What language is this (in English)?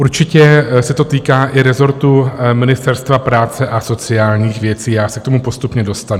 Czech